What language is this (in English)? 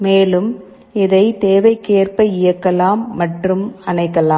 Tamil